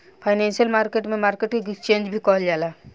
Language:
Bhojpuri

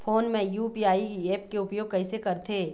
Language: Chhattisgarhi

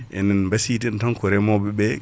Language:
Fula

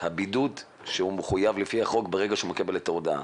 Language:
Hebrew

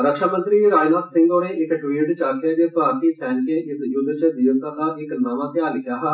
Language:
Dogri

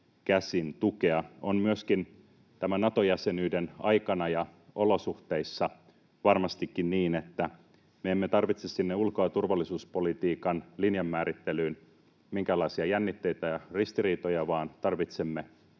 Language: Finnish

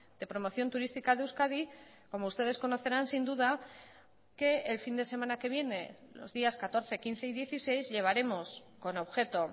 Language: Spanish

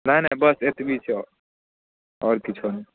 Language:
Maithili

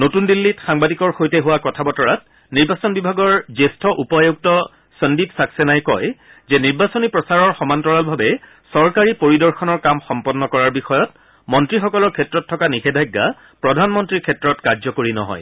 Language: Assamese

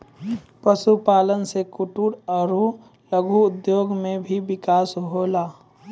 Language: Maithili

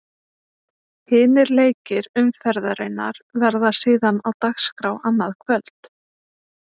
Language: Icelandic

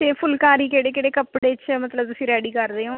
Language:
Punjabi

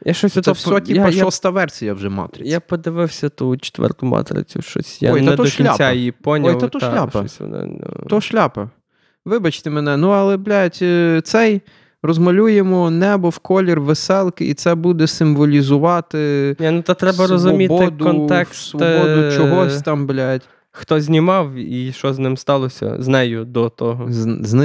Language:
Ukrainian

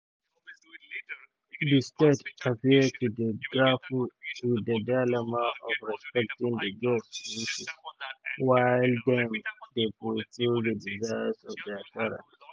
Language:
Nigerian Pidgin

